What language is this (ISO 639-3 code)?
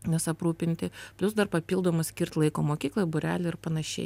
lit